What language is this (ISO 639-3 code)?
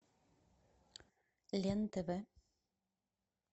rus